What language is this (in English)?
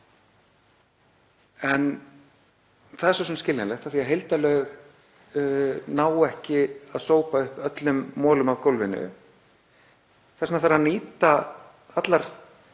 Icelandic